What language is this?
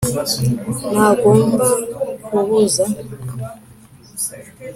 Kinyarwanda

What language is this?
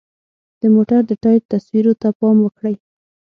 Pashto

